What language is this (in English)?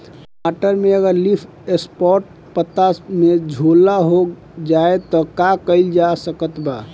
Bhojpuri